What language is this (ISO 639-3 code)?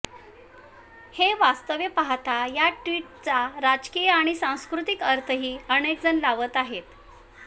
mar